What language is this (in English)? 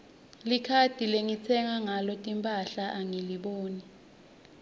Swati